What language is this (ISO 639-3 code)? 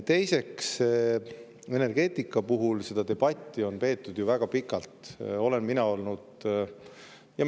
est